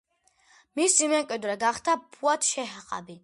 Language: Georgian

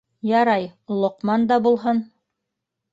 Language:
Bashkir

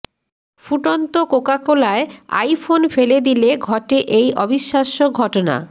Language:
Bangla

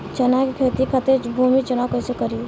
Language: Bhojpuri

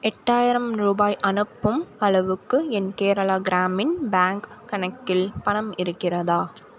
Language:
Tamil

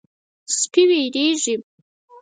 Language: Pashto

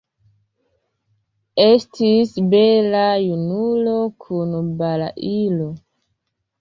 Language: Esperanto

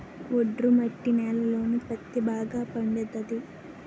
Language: Telugu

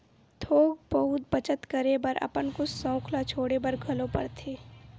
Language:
Chhattisgarhi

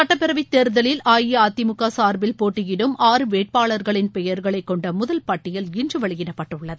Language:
Tamil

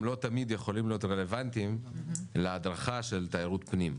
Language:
Hebrew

